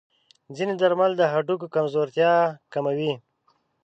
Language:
Pashto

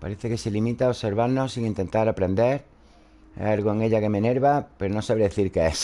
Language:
Spanish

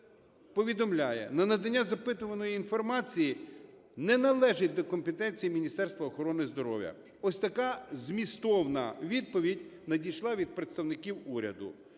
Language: Ukrainian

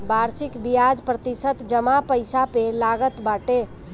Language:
Bhojpuri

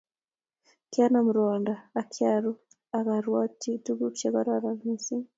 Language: Kalenjin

